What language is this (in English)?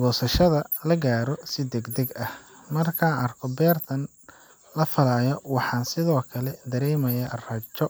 Somali